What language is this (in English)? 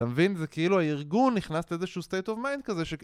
Hebrew